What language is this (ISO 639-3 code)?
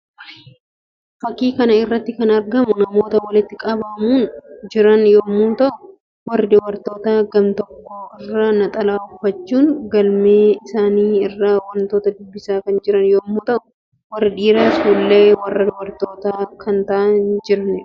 orm